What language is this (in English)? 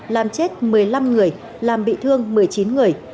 Vietnamese